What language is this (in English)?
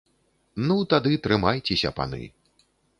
Belarusian